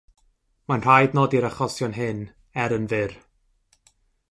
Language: Welsh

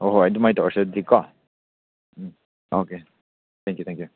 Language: Manipuri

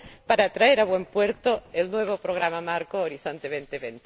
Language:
Spanish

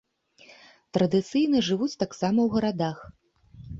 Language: Belarusian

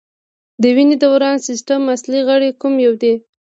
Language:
Pashto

